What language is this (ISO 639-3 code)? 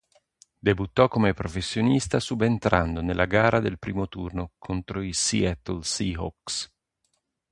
ita